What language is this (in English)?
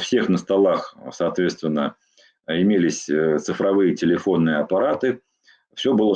Russian